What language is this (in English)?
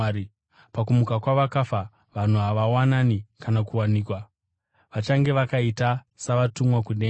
Shona